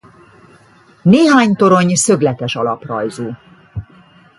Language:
Hungarian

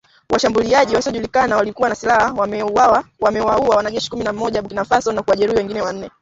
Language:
Swahili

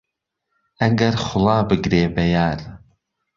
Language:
Central Kurdish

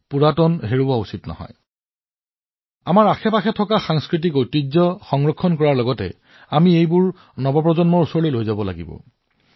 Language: Assamese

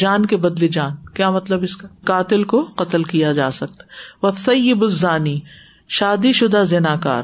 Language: Urdu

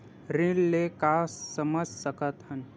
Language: Chhattisgarhi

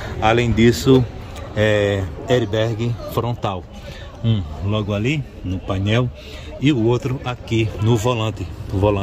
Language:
Portuguese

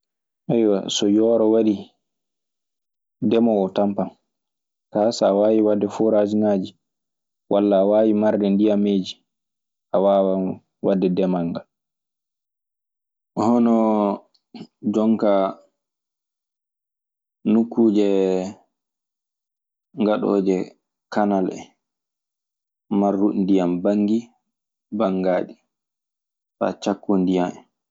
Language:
Maasina Fulfulde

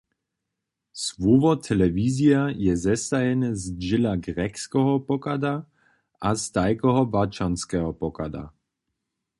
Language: Upper Sorbian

